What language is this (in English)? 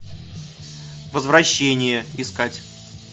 Russian